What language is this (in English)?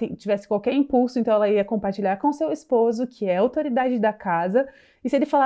Portuguese